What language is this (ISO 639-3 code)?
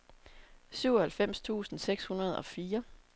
dan